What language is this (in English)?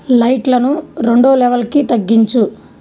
Telugu